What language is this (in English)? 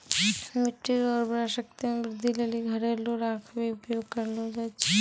Maithili